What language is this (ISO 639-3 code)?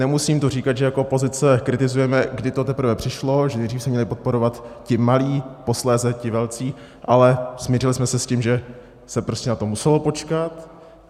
ces